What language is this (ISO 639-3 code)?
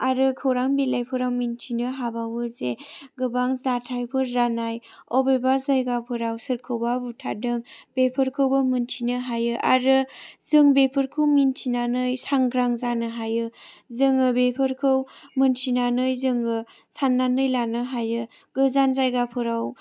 brx